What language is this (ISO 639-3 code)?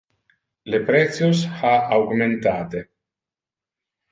ina